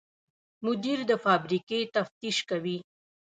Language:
Pashto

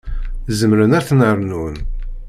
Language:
Kabyle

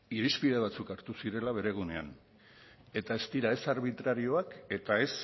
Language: Basque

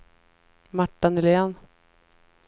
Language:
Swedish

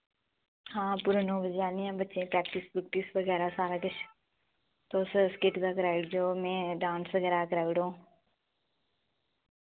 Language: Dogri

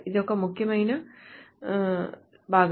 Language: Telugu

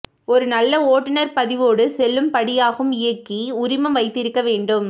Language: Tamil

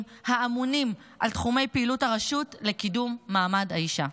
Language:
Hebrew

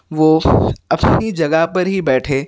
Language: Urdu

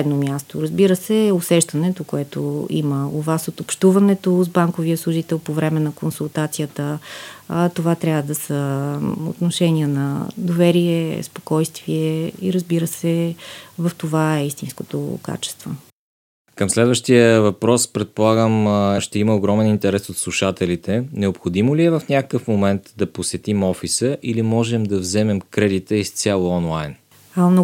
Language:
Bulgarian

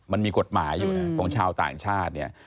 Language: Thai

